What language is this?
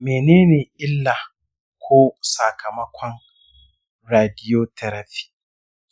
Hausa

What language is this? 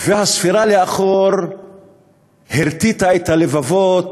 Hebrew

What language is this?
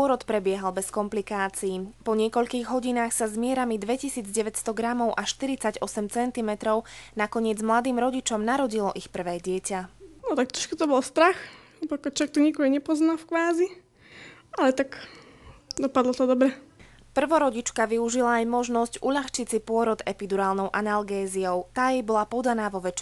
Slovak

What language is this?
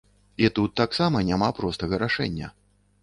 Belarusian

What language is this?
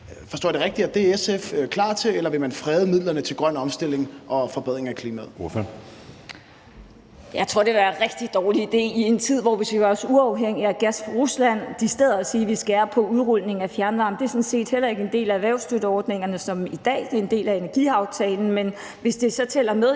Danish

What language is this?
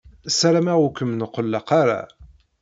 Kabyle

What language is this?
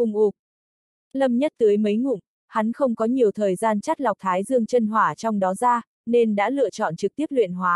Vietnamese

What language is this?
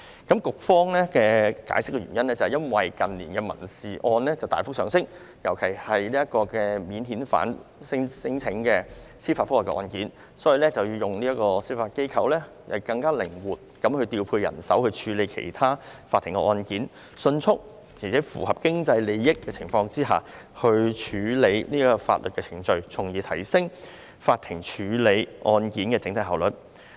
Cantonese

